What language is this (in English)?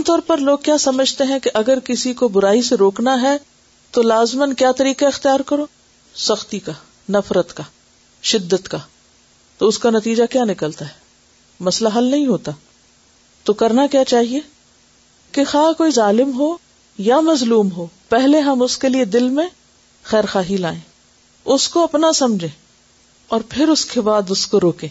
Urdu